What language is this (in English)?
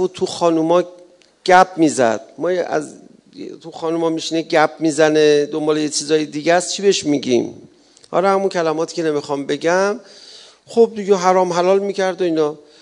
Persian